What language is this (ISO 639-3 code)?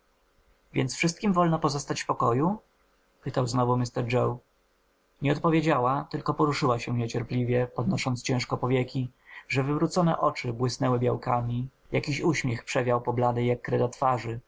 pol